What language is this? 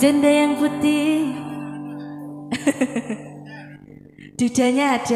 Arabic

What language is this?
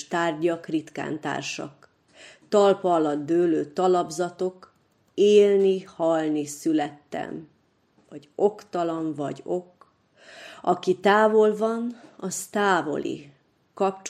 Hungarian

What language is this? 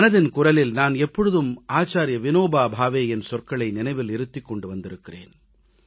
Tamil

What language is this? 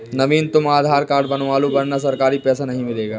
Hindi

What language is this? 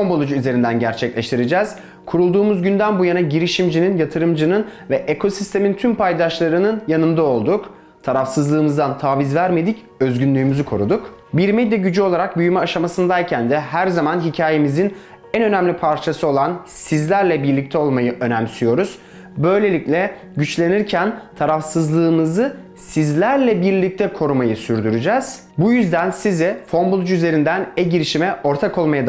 Turkish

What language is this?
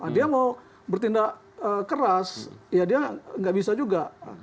Indonesian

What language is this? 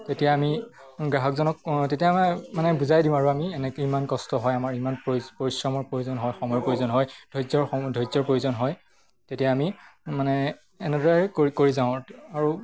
Assamese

